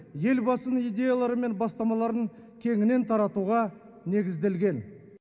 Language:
Kazakh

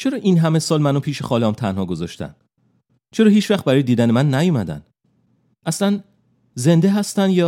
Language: Persian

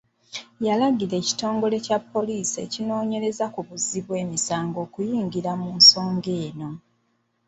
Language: Ganda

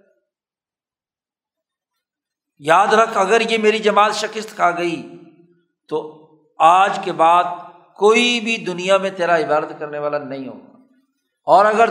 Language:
Urdu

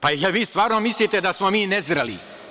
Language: Serbian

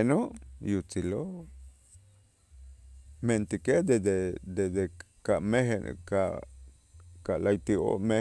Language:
Itzá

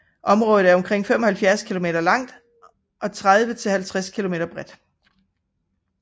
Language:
Danish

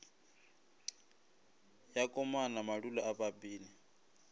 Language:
Northern Sotho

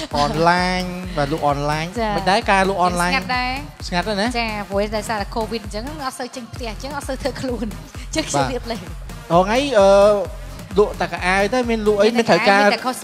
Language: Thai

